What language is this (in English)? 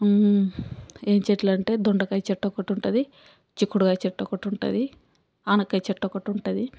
Telugu